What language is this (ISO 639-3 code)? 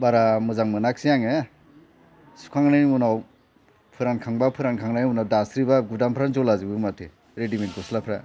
brx